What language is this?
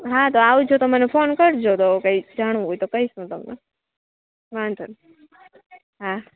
Gujarati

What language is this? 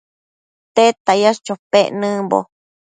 Matsés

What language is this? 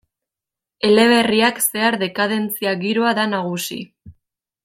Basque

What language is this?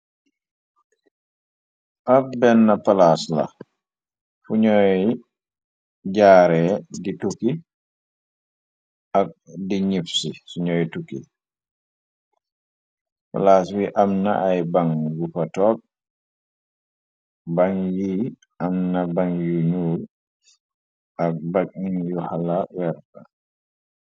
Wolof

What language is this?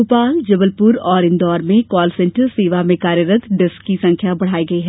Hindi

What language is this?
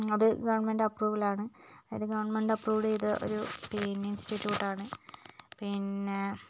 Malayalam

